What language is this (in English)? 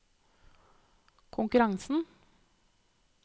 Norwegian